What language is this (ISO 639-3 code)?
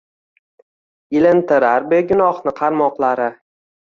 uzb